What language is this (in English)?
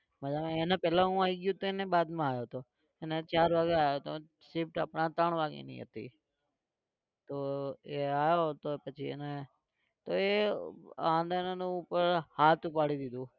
Gujarati